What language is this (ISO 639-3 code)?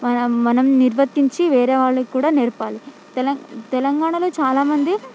tel